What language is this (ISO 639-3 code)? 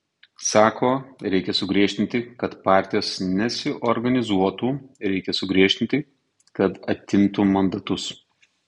lit